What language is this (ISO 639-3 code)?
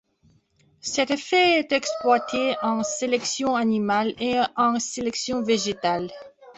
fra